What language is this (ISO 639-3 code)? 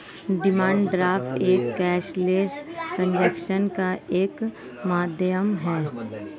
hin